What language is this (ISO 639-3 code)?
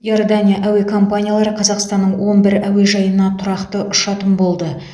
kaz